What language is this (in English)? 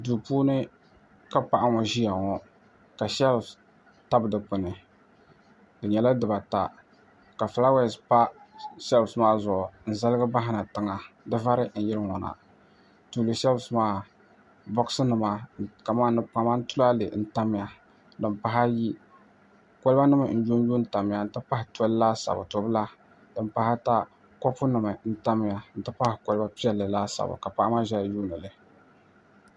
Dagbani